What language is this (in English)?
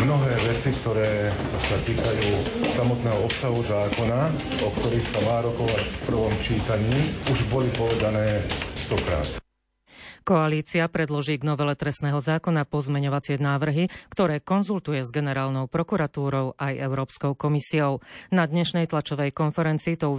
Slovak